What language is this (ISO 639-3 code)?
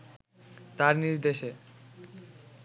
ben